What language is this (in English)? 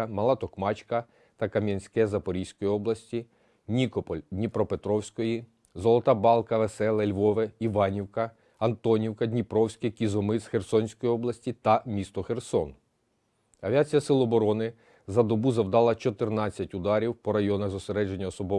Ukrainian